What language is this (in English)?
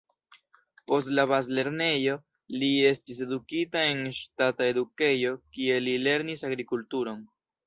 Esperanto